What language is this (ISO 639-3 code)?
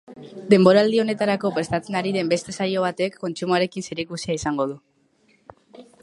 eus